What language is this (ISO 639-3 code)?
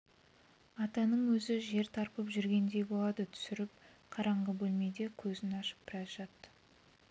kaz